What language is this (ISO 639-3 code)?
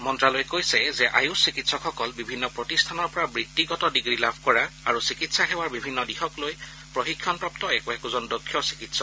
asm